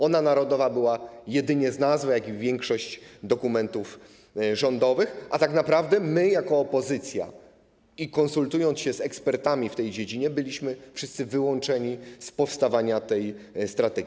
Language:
Polish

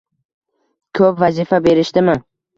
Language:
Uzbek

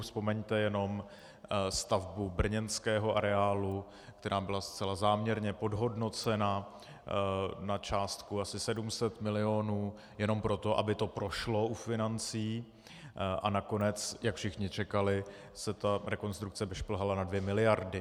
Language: Czech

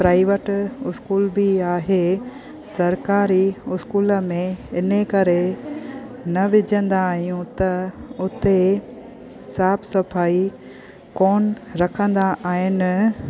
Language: Sindhi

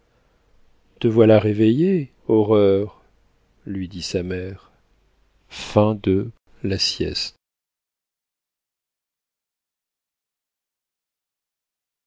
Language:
French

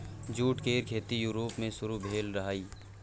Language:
Maithili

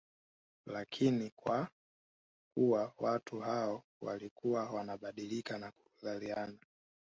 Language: Swahili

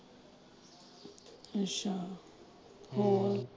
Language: Punjabi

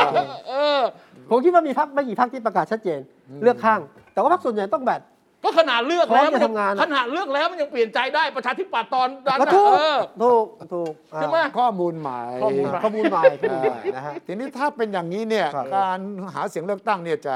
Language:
Thai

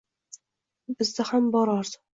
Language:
Uzbek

